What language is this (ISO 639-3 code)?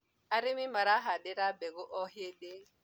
kik